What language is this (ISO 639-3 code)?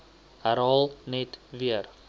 afr